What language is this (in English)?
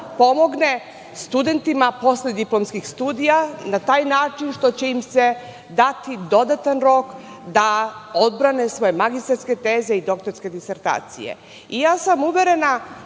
Serbian